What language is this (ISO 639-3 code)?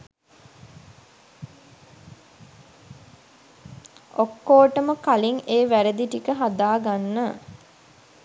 sin